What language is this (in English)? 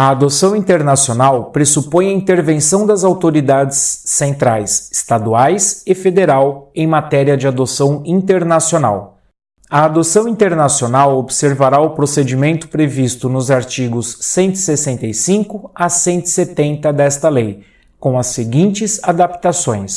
Portuguese